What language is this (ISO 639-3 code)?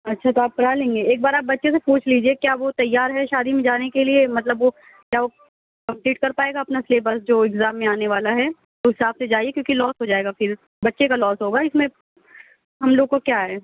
urd